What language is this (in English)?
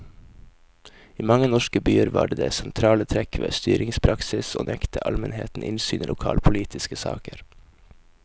Norwegian